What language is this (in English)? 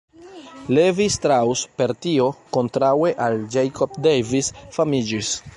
Esperanto